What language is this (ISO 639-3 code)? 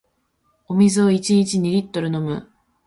jpn